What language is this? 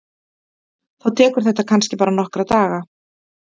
Icelandic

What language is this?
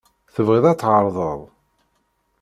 Kabyle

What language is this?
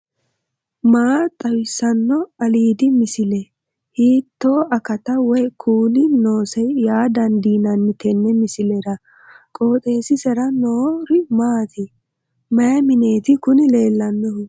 Sidamo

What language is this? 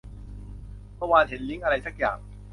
Thai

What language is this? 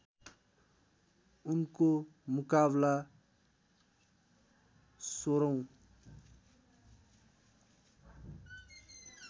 Nepali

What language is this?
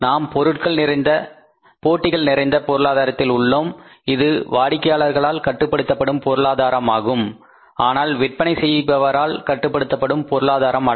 Tamil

